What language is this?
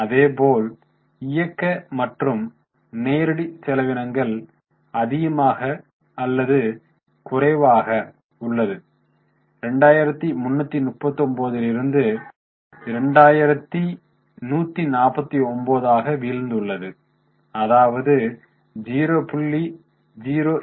Tamil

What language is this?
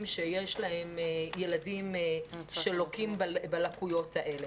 Hebrew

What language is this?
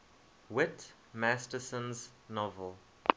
English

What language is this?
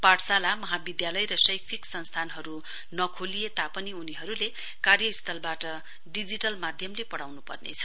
Nepali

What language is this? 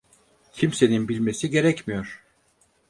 Turkish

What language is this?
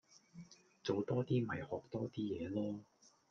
Cantonese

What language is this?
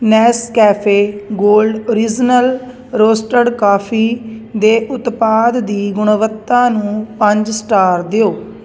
Punjabi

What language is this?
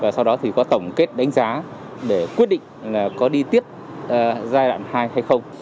Vietnamese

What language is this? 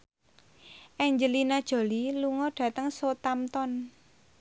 Javanese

